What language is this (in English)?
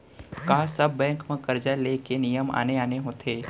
Chhattisgarhi